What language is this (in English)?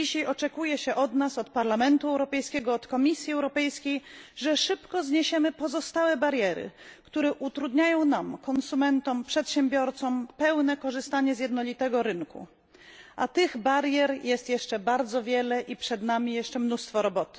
Polish